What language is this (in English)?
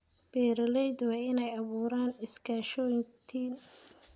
Somali